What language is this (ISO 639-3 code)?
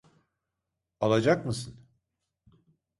tur